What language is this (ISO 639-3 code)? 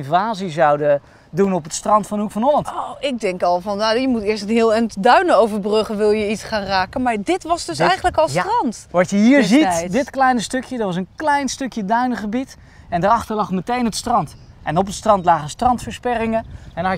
nld